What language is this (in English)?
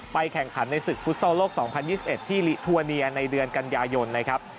Thai